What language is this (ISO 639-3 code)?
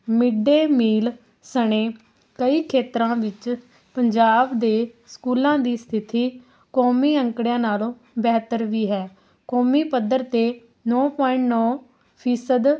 pan